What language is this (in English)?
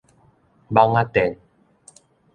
Min Nan Chinese